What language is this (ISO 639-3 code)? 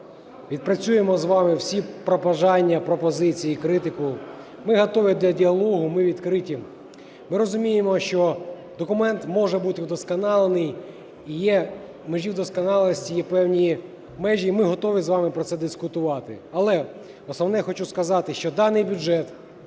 ukr